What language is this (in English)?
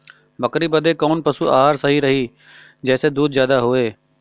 Bhojpuri